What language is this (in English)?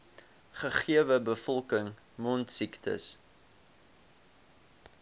Afrikaans